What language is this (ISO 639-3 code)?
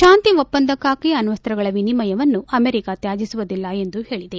kan